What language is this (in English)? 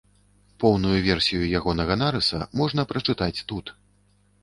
Belarusian